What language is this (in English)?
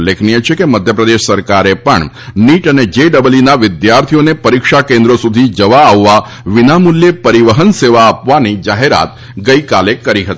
Gujarati